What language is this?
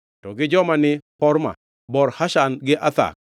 Luo (Kenya and Tanzania)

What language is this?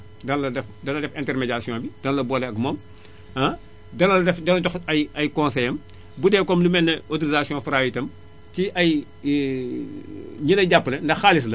Wolof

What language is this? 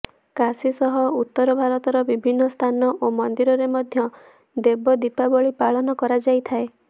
Odia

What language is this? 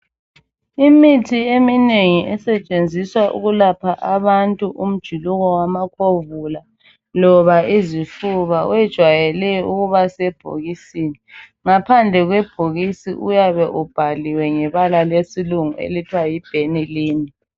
North Ndebele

